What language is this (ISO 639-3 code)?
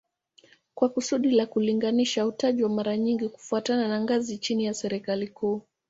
swa